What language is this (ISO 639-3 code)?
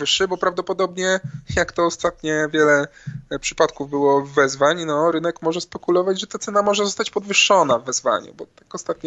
pol